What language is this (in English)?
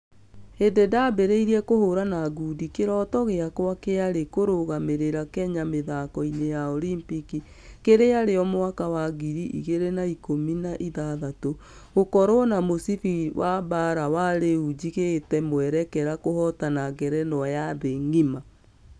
Kikuyu